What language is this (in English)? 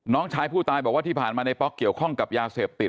Thai